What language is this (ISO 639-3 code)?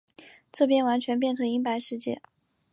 zho